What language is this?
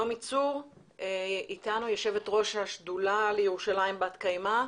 Hebrew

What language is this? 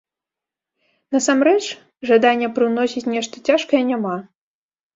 Belarusian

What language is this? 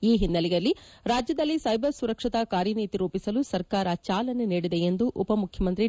Kannada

